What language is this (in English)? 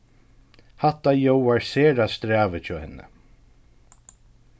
Faroese